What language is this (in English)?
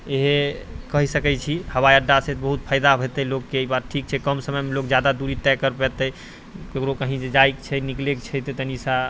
Maithili